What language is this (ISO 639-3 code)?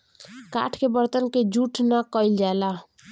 bho